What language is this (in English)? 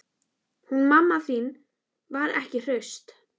Icelandic